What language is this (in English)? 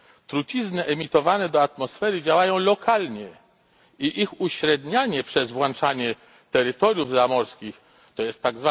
Polish